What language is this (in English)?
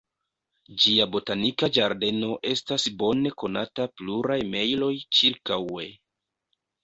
Esperanto